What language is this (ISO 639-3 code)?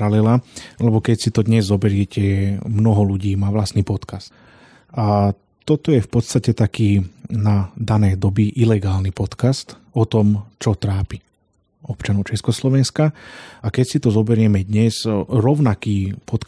slk